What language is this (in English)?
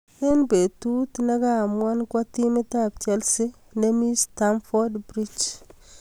Kalenjin